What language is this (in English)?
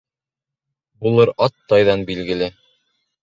Bashkir